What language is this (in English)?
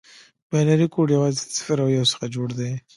Pashto